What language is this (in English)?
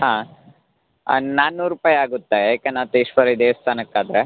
Kannada